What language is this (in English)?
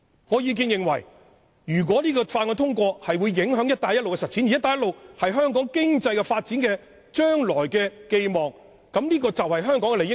Cantonese